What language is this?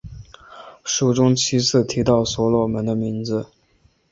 Chinese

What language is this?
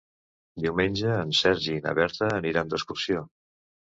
Catalan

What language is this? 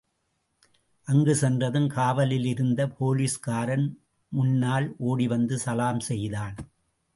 Tamil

